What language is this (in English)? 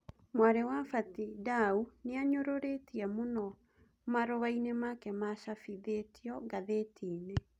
Kikuyu